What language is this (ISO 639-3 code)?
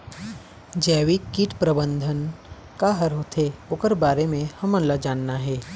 hne